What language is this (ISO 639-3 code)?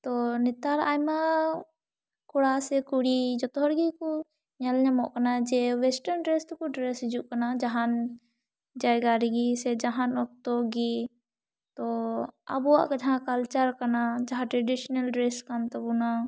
sat